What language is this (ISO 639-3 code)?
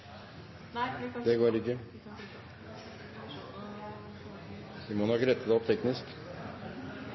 nor